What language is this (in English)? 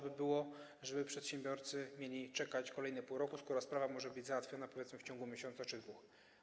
Polish